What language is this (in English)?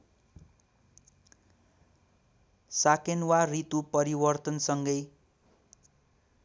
Nepali